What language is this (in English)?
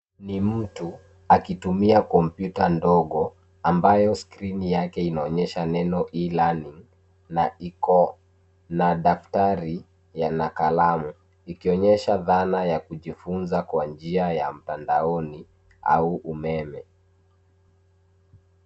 Swahili